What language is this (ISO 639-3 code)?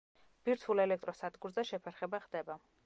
kat